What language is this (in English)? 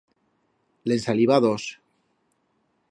Aragonese